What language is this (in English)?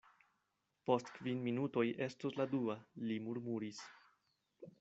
Esperanto